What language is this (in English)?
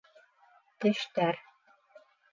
Bashkir